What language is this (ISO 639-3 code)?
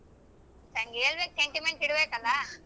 kan